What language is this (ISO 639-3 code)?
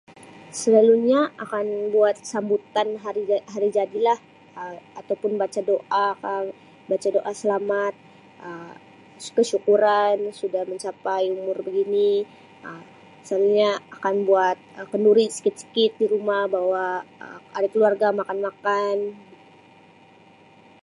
msi